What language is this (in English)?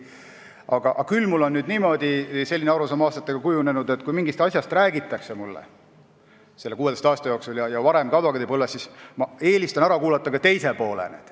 Estonian